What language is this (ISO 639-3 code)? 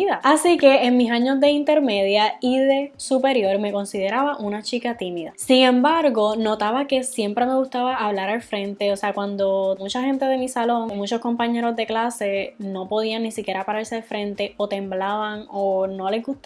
spa